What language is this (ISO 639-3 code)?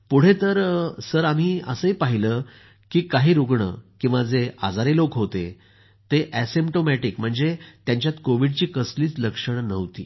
mar